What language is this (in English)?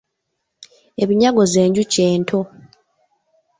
Ganda